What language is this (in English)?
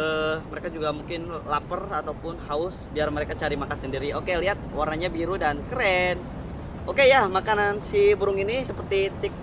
Indonesian